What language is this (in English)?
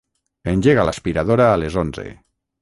Catalan